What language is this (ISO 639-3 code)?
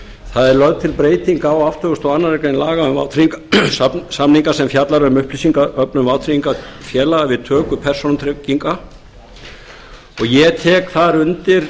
isl